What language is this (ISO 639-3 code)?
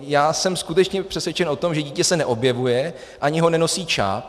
ces